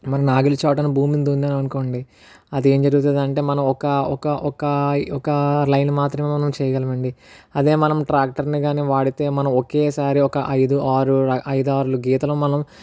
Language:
Telugu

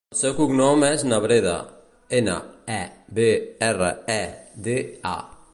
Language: Catalan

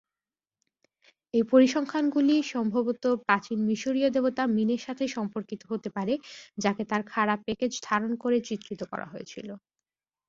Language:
Bangla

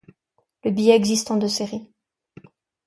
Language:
French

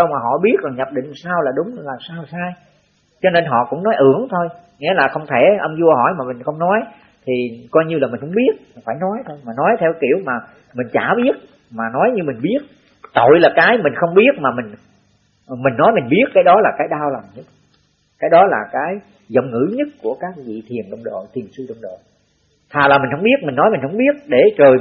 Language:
Vietnamese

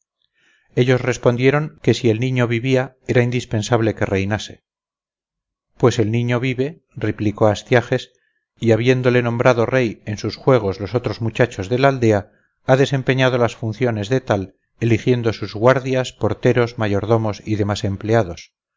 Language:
Spanish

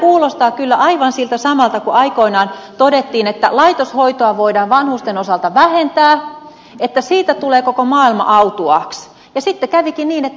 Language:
Finnish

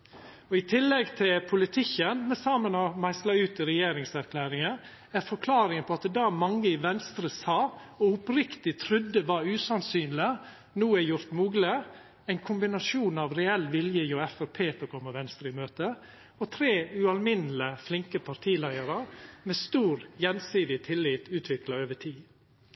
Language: Norwegian Nynorsk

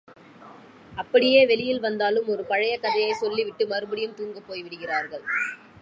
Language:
Tamil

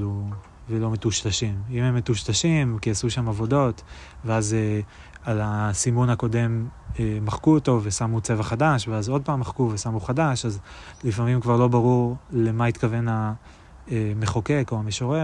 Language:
Hebrew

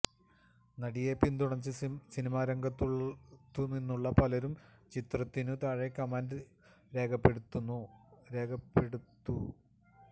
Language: Malayalam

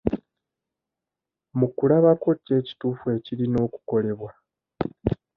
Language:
Ganda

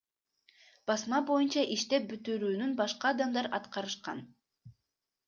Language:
Kyrgyz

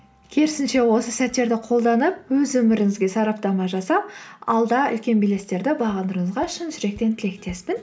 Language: Kazakh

